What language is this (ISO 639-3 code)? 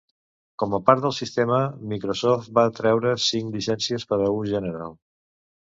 cat